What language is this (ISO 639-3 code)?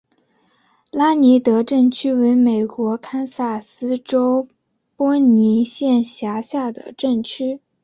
zho